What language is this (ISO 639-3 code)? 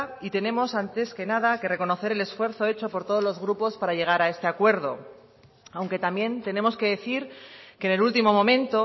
spa